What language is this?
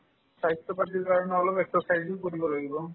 Assamese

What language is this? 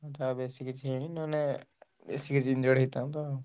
Odia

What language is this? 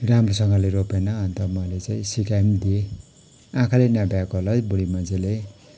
Nepali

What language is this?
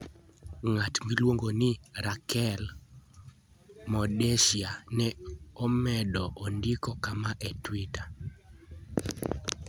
Luo (Kenya and Tanzania)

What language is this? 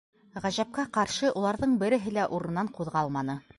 Bashkir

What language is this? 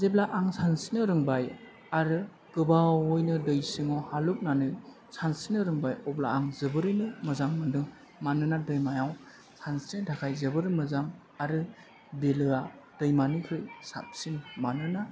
Bodo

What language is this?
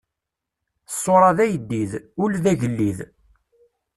Kabyle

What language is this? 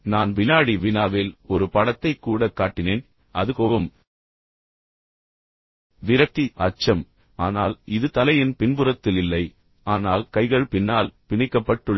Tamil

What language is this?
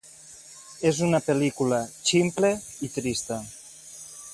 Catalan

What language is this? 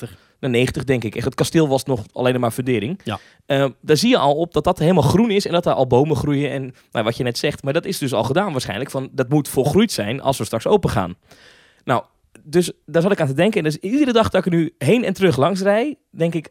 Dutch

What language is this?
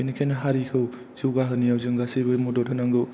Bodo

